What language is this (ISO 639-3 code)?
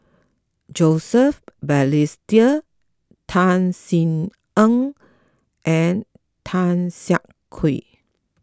eng